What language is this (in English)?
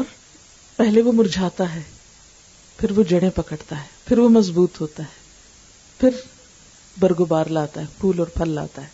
Urdu